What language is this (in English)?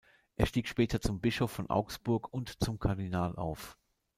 German